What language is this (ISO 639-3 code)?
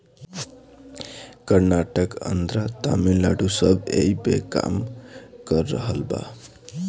bho